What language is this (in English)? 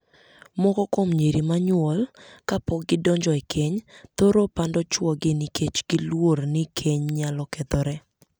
Luo (Kenya and Tanzania)